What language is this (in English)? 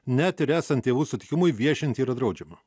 Lithuanian